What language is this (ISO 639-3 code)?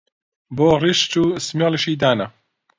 ckb